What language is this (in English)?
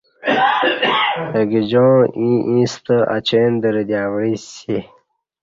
Kati